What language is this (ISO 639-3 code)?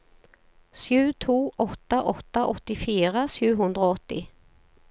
nor